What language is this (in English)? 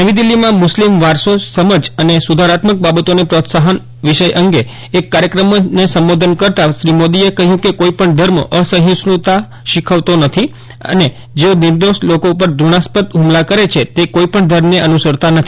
Gujarati